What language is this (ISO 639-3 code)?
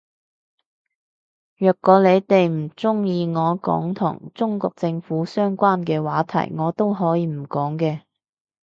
yue